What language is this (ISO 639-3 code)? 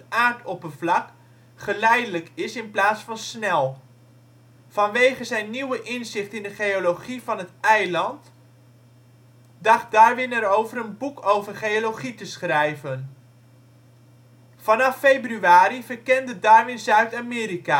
nld